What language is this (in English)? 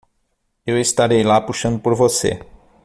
Portuguese